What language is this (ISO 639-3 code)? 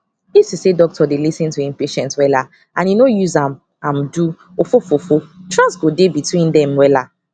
pcm